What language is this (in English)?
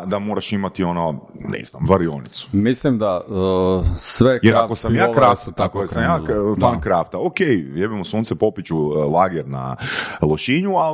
Croatian